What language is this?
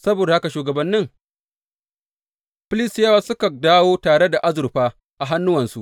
Hausa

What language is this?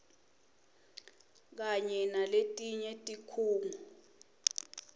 Swati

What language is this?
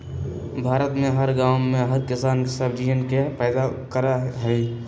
Magahi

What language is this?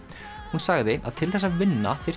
Icelandic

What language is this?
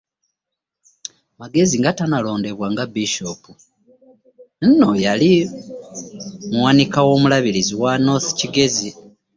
Ganda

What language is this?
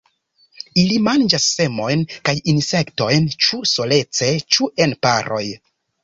Esperanto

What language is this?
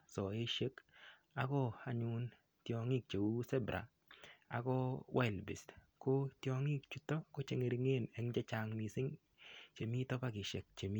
Kalenjin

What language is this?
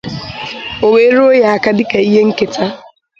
Igbo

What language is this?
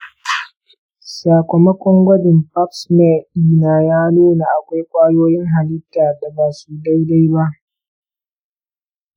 Hausa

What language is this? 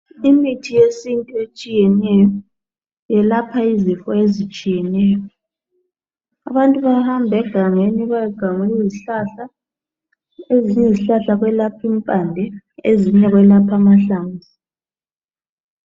North Ndebele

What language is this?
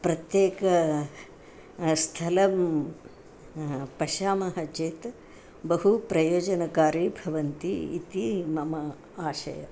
Sanskrit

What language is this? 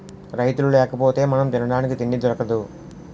Telugu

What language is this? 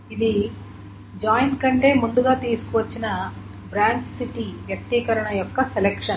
Telugu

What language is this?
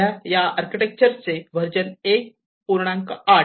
Marathi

